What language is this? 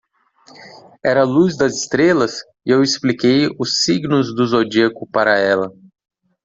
Portuguese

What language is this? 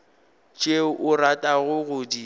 Northern Sotho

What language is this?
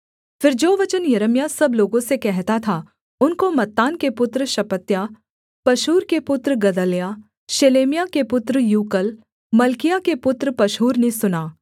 Hindi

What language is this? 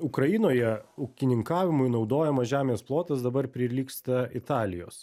Lithuanian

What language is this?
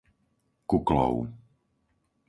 Slovak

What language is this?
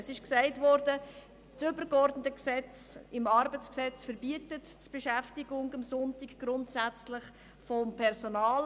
Swiss German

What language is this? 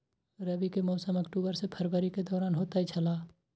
Maithili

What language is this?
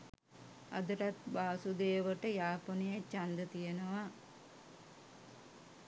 Sinhala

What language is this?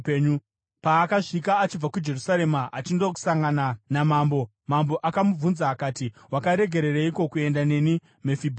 Shona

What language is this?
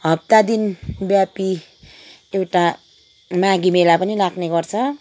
Nepali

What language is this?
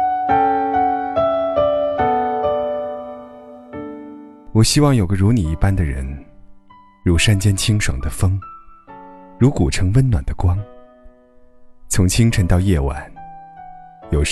Chinese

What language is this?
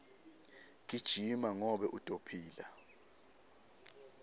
Swati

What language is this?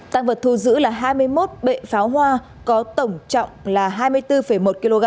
Vietnamese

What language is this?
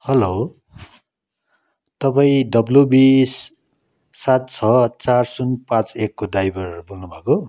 Nepali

